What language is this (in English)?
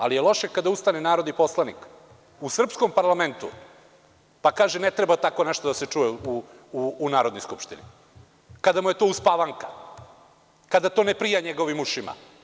Serbian